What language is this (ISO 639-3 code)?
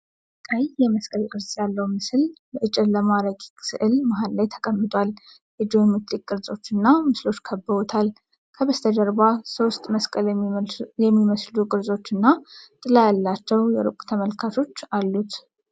amh